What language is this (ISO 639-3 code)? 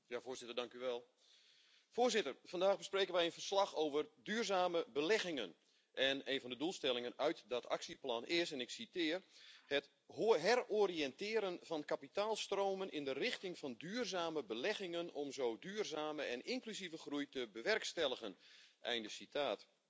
nld